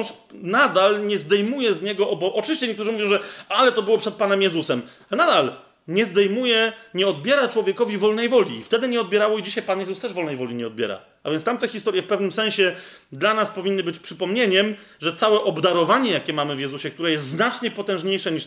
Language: Polish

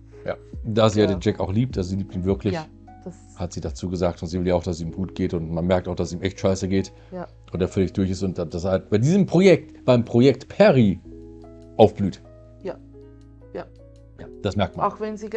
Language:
German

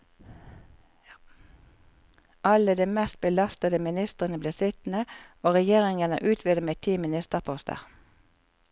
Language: Norwegian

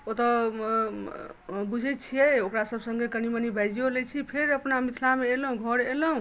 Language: Maithili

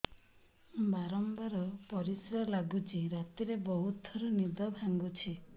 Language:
Odia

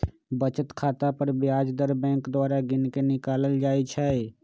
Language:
Magahi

